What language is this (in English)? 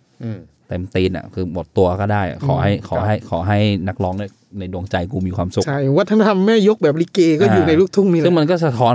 Thai